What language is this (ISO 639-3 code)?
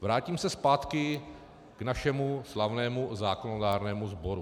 ces